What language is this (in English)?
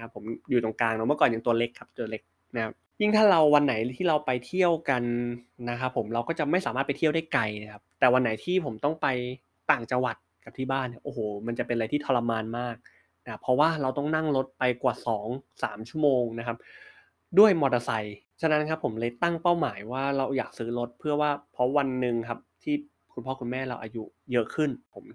Thai